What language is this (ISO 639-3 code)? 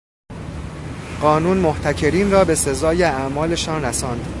fas